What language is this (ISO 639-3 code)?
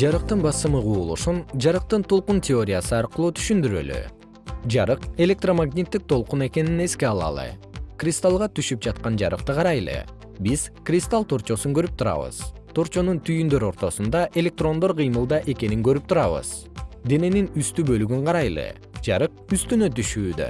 kir